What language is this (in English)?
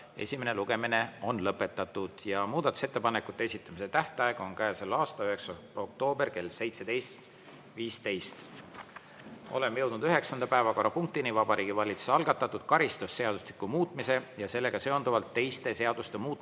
Estonian